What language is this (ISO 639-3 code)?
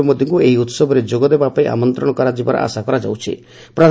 ori